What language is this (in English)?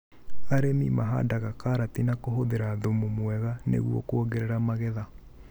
Kikuyu